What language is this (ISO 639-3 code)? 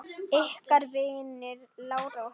isl